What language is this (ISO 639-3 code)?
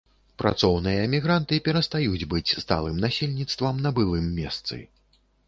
bel